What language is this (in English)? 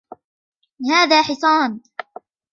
Arabic